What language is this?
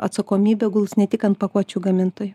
Lithuanian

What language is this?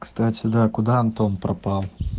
Russian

